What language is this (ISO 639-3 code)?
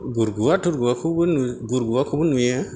brx